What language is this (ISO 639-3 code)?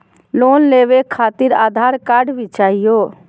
mag